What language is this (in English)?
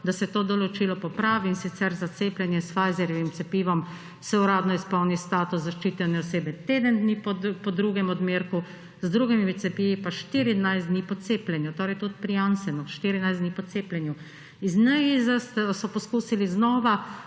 Slovenian